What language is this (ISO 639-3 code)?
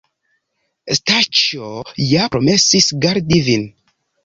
epo